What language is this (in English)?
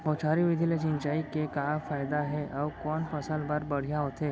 Chhattisgarhi